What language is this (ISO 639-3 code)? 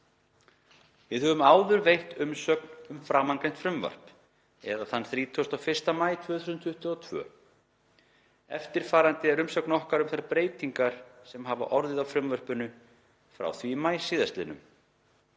isl